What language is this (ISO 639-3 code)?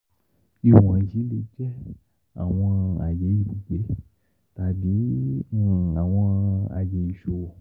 yor